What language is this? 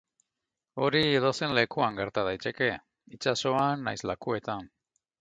Basque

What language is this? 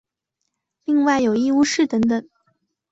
Chinese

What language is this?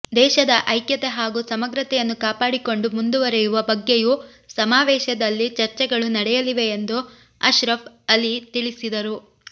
Kannada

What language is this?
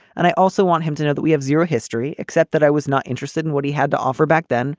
English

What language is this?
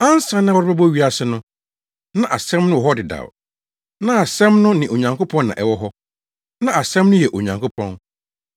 Akan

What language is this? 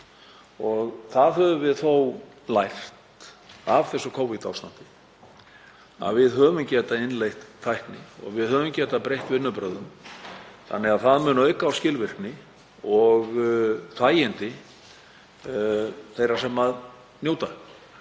Icelandic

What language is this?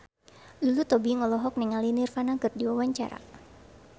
Sundanese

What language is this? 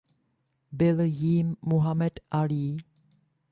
Czech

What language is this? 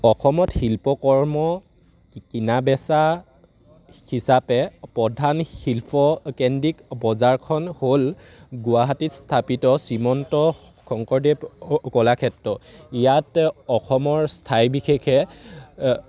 Assamese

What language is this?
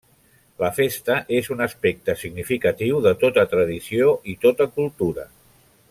Catalan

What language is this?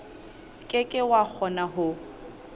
Southern Sotho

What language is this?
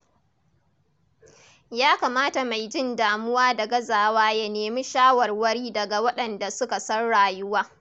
Hausa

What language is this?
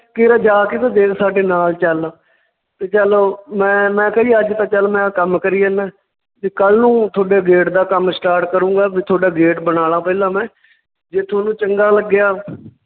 Punjabi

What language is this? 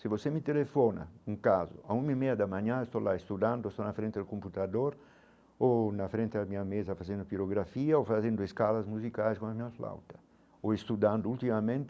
Portuguese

